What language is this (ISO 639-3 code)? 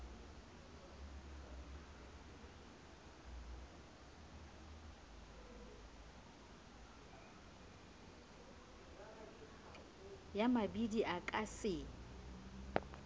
sot